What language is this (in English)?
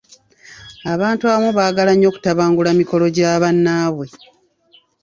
Ganda